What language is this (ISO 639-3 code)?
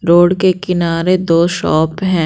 hin